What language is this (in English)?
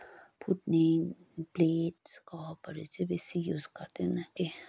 Nepali